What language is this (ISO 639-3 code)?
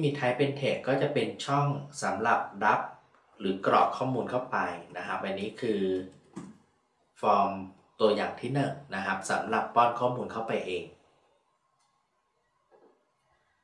tha